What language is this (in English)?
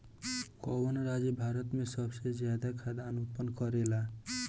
Bhojpuri